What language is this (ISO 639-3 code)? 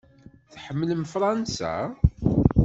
kab